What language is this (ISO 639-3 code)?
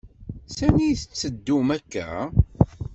kab